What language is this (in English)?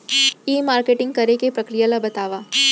Chhattisgarhi